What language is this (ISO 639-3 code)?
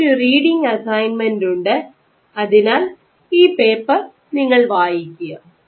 mal